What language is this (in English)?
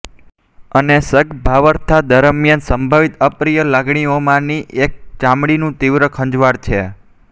Gujarati